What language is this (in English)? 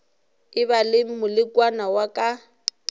Northern Sotho